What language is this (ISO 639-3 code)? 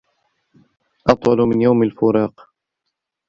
ara